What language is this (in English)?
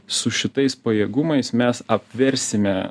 Lithuanian